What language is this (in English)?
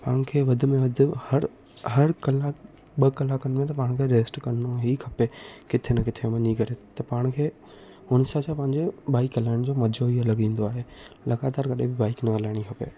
Sindhi